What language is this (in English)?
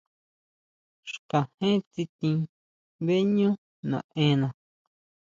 Huautla Mazatec